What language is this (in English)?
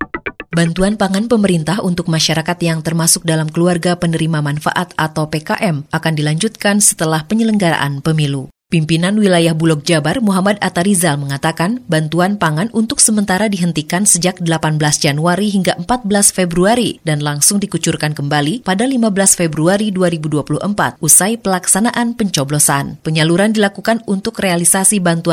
Indonesian